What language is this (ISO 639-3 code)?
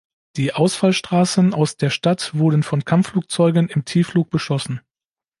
deu